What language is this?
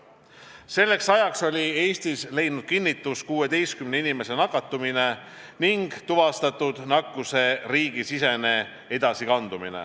Estonian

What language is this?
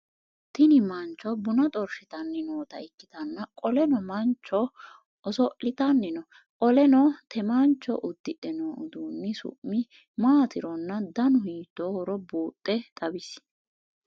Sidamo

